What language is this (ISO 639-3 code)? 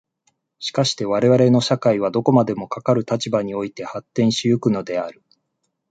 jpn